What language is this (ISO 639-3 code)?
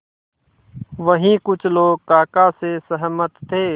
hin